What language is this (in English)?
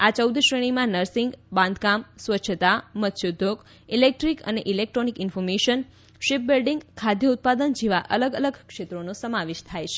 Gujarati